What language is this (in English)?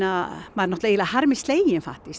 Icelandic